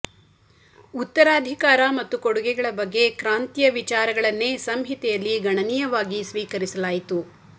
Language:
Kannada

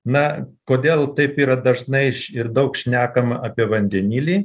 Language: Lithuanian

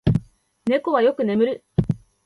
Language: Japanese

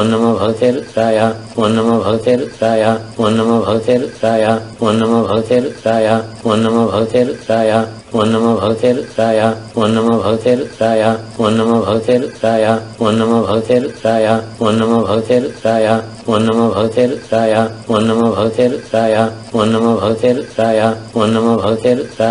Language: Danish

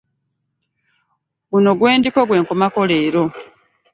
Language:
Ganda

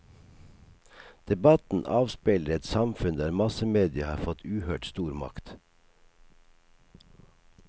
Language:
Norwegian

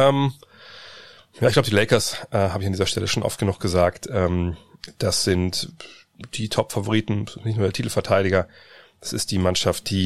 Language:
German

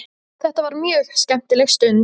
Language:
Icelandic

